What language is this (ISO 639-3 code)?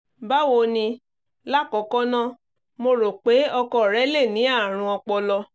yor